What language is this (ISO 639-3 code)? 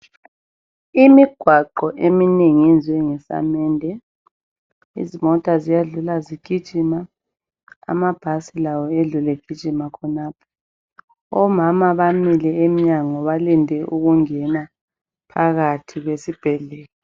nde